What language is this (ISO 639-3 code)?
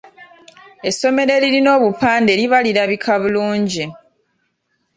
lug